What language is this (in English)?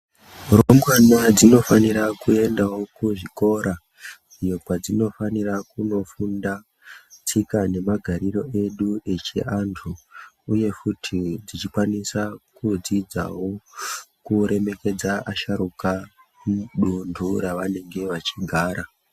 Ndau